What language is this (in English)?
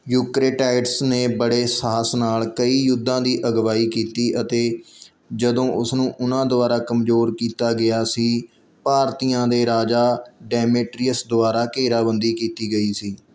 Punjabi